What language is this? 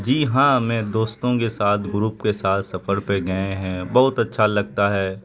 Urdu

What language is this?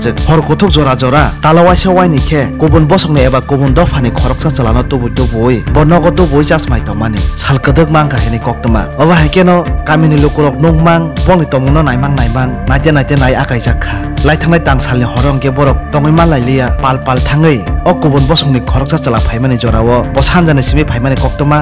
Thai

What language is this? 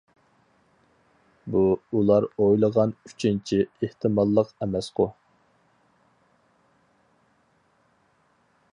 Uyghur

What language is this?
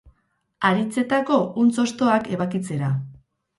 Basque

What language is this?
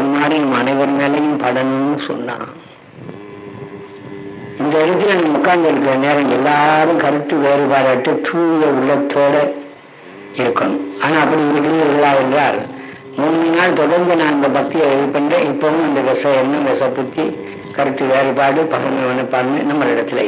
Indonesian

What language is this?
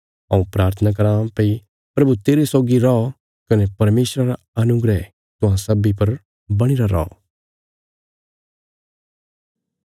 Bilaspuri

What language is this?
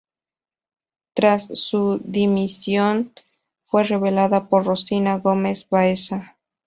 Spanish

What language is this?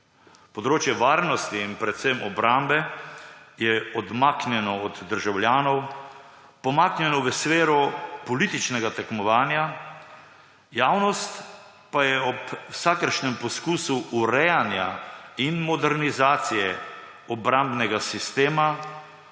Slovenian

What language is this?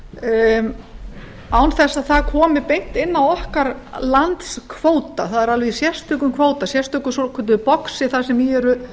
Icelandic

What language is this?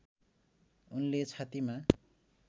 Nepali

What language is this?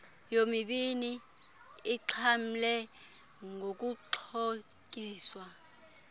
Xhosa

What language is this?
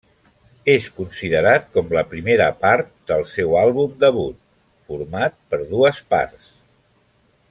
Catalan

